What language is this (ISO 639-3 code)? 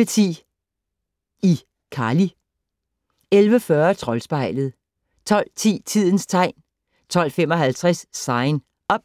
dan